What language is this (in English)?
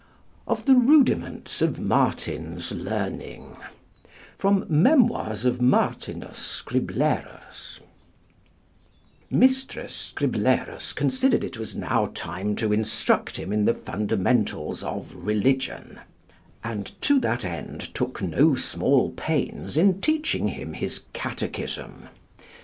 English